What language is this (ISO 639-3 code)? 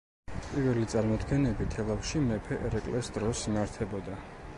kat